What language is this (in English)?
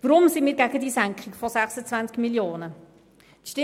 Swiss German